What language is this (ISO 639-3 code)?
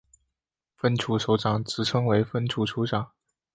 zho